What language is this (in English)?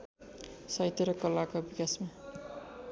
Nepali